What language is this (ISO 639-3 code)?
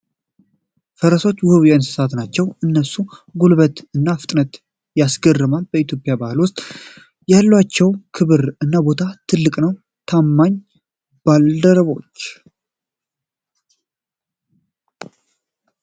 amh